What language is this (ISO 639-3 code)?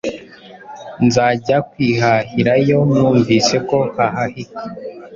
kin